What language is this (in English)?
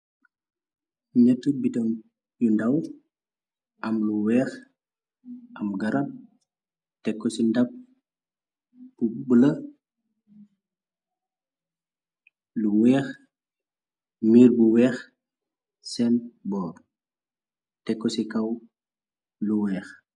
Wolof